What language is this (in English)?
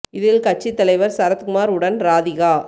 Tamil